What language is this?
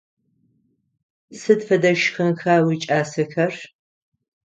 Adyghe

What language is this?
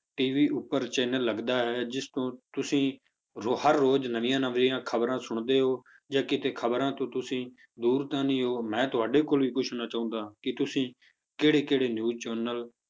Punjabi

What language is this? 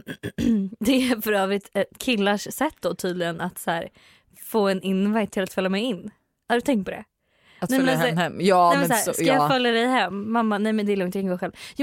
Swedish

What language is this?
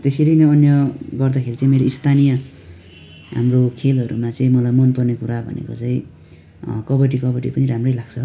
Nepali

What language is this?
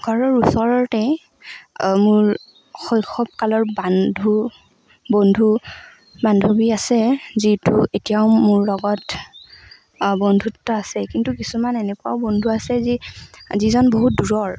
Assamese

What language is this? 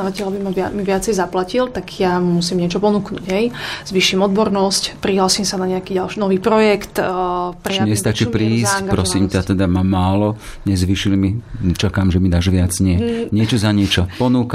Slovak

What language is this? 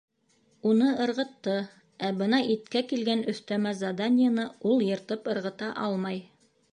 Bashkir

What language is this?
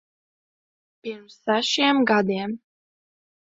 Latvian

